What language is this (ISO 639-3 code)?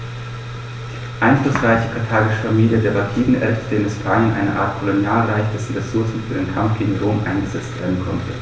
deu